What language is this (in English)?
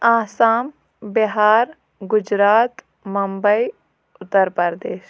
Kashmiri